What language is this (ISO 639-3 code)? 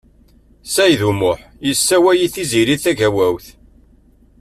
kab